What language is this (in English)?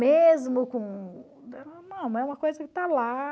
Portuguese